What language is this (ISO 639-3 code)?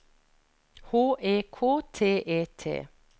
nor